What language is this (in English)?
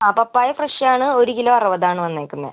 Malayalam